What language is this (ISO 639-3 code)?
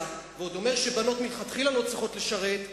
heb